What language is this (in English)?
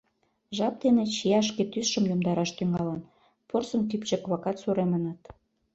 Mari